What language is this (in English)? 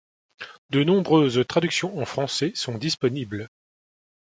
French